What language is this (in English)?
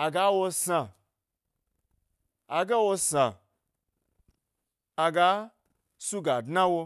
Gbari